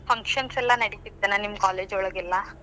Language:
Kannada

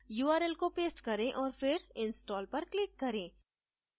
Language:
Hindi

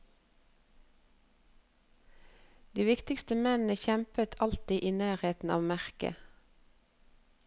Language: Norwegian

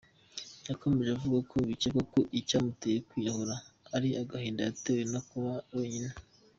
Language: Kinyarwanda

